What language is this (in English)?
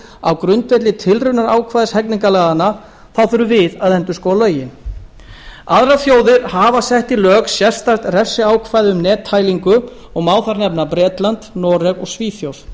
Icelandic